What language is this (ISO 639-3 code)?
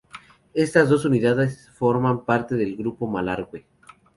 spa